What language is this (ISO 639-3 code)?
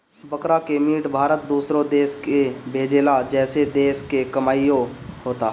bho